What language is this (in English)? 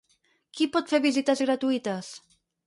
Catalan